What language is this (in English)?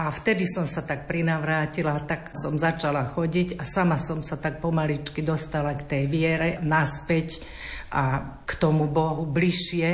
Slovak